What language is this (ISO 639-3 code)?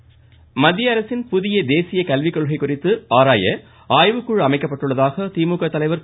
tam